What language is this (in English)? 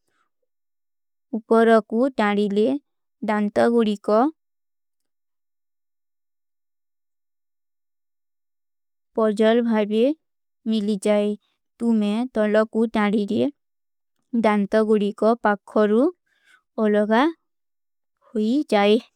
Kui (India)